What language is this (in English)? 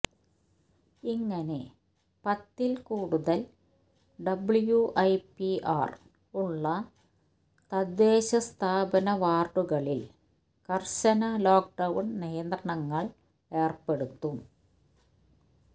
Malayalam